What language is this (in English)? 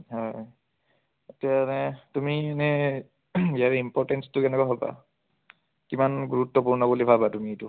Assamese